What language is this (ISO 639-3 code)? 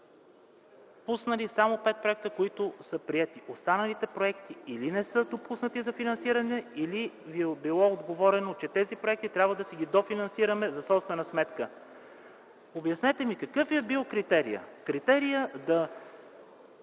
bul